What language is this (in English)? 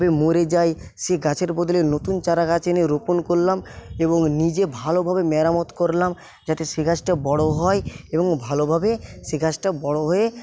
Bangla